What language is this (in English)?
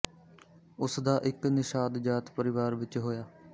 Punjabi